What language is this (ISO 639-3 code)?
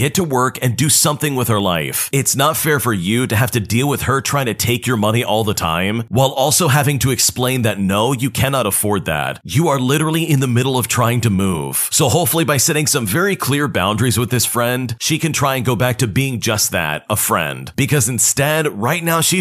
eng